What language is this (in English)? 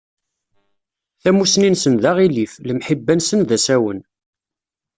Kabyle